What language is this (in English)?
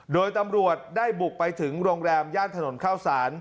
Thai